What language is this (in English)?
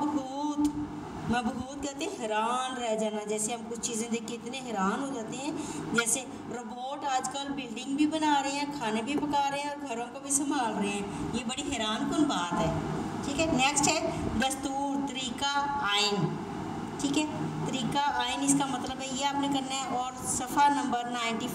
Hindi